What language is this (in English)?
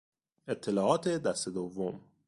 Persian